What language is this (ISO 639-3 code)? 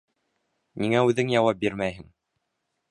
bak